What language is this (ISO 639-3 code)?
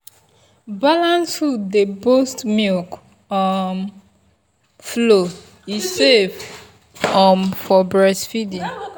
pcm